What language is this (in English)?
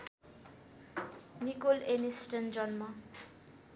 Nepali